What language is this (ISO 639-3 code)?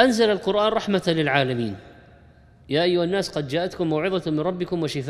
ara